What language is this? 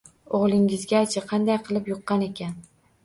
Uzbek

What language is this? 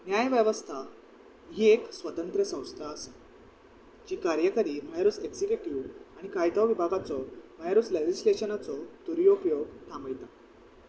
Konkani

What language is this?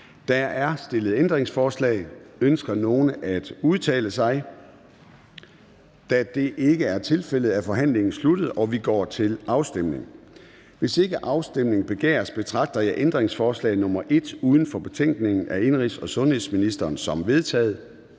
Danish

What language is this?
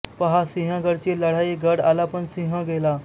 Marathi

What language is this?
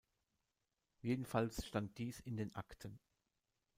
German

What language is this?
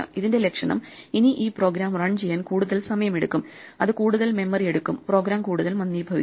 Malayalam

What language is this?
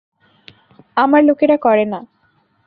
Bangla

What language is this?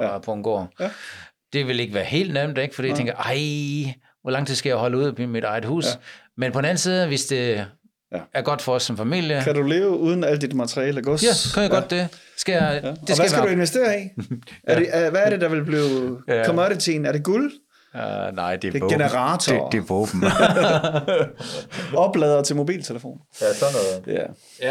Danish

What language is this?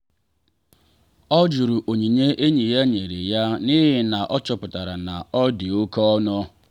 Igbo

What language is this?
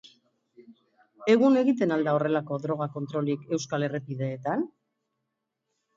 Basque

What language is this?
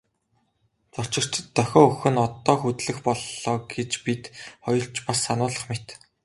Mongolian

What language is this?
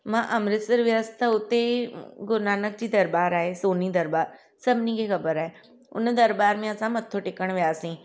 Sindhi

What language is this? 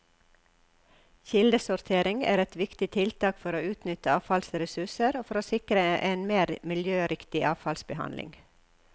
Norwegian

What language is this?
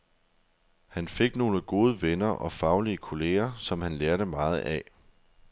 Danish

